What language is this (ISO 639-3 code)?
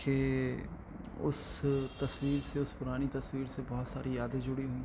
urd